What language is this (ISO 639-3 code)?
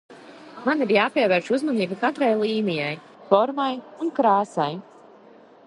lav